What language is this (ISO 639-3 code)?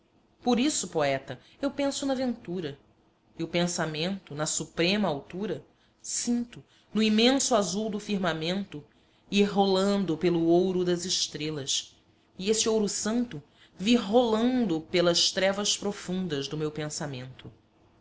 por